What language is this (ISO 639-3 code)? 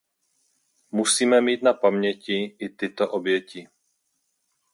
ces